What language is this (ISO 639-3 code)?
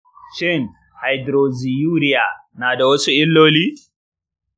hau